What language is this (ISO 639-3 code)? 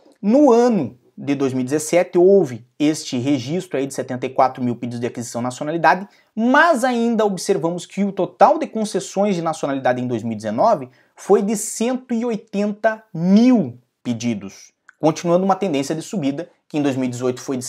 por